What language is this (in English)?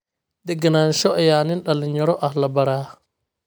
Somali